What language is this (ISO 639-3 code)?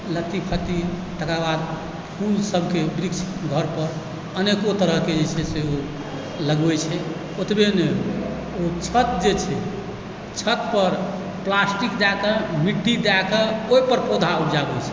mai